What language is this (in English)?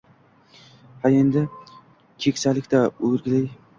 Uzbek